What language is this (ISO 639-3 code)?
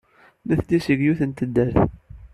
kab